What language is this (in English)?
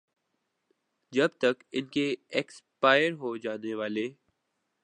Urdu